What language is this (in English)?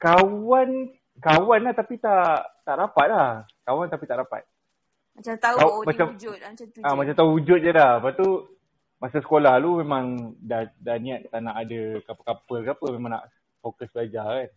Malay